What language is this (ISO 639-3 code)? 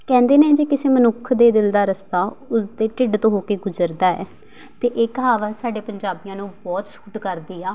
pan